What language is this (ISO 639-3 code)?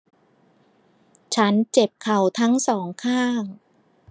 tha